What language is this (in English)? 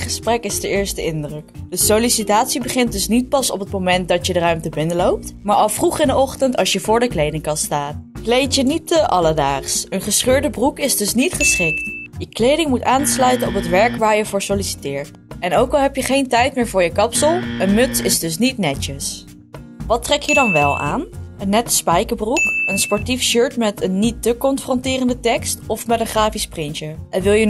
Dutch